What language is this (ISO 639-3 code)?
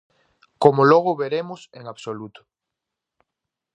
glg